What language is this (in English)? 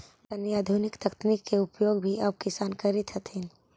Magahi